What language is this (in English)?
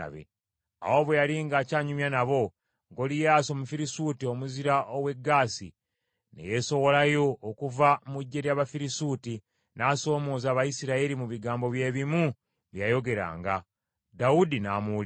Ganda